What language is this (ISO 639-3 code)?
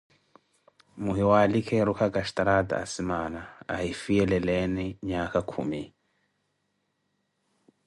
eko